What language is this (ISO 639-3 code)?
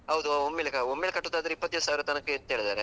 kan